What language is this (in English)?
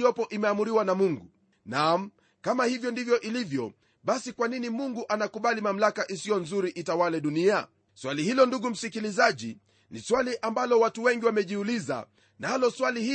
Swahili